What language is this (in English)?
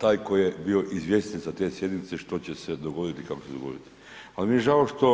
Croatian